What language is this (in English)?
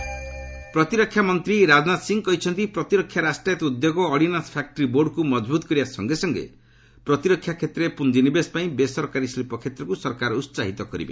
Odia